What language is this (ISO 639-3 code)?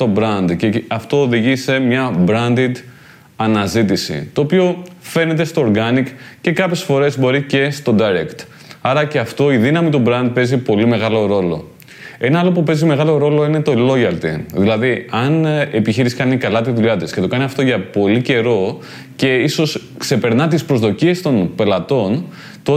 ell